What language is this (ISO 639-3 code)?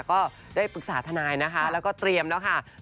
tha